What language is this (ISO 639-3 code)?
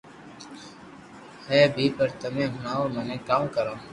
lrk